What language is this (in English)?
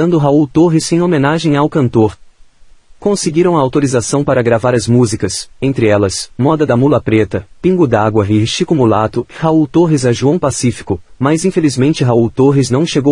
Portuguese